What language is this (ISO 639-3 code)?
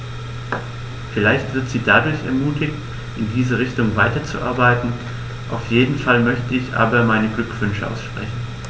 deu